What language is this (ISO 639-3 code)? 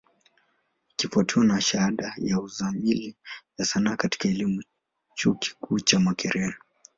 swa